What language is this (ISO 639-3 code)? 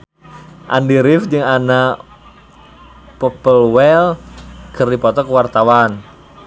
sun